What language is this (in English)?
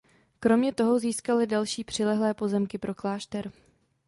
Czech